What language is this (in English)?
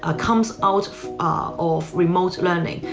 English